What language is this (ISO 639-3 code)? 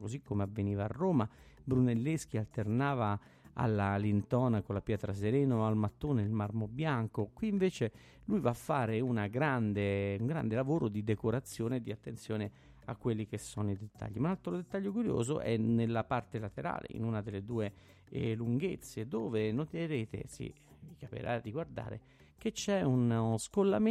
ita